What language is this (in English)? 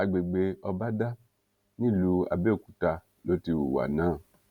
Yoruba